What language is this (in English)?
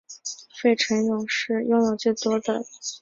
Chinese